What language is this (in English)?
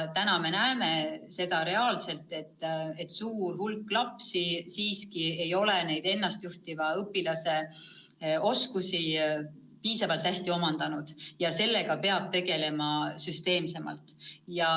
Estonian